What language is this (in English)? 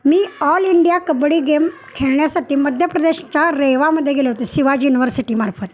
Marathi